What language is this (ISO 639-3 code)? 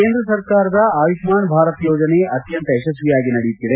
kan